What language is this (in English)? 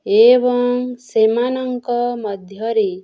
Odia